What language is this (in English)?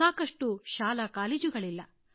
Kannada